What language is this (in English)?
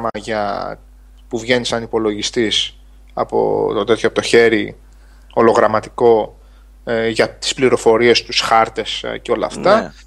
Greek